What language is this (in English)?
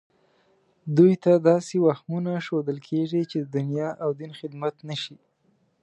Pashto